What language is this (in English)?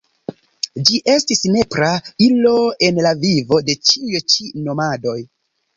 Esperanto